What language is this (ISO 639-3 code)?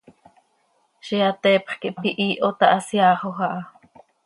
sei